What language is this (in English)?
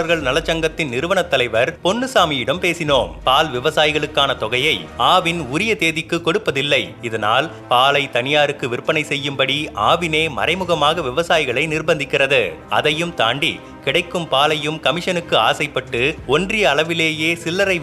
Tamil